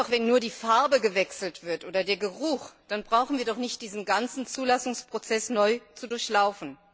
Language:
German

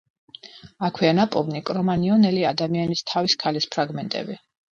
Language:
Georgian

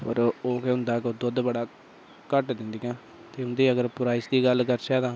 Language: Dogri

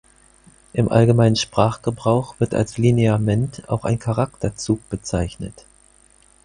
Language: German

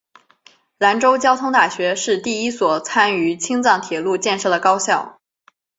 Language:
Chinese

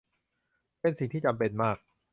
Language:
Thai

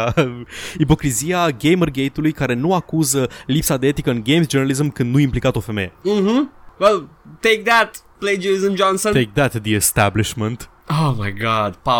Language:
Romanian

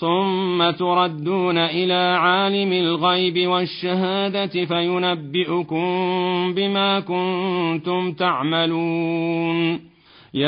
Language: Arabic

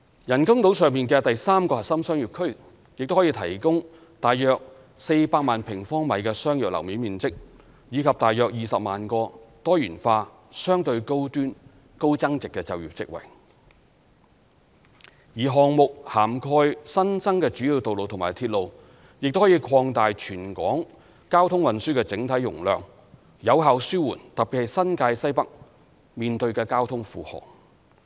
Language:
Cantonese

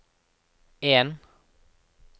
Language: Norwegian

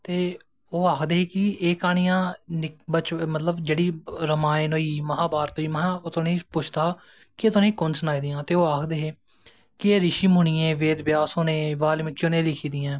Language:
Dogri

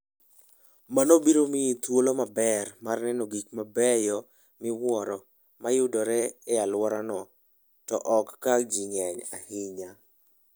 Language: Luo (Kenya and Tanzania)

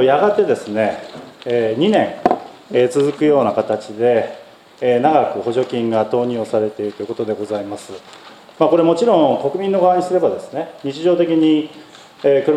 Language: Japanese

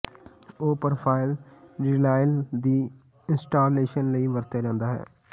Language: Punjabi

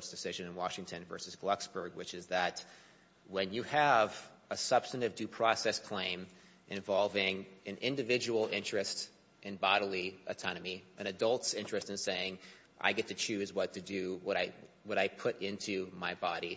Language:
English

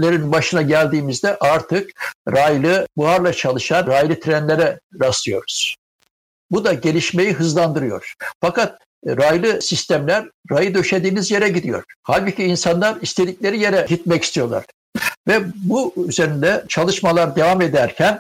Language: Turkish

